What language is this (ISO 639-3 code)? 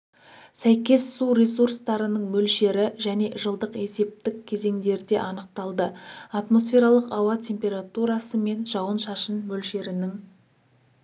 kaz